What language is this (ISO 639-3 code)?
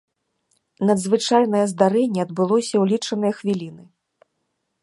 bel